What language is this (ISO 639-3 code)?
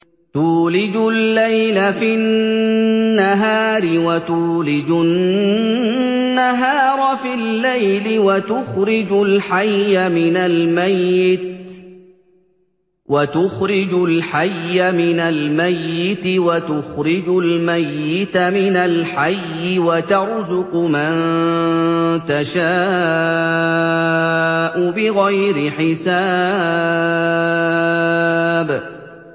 ara